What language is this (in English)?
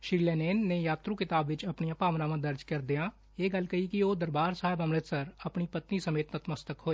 Punjabi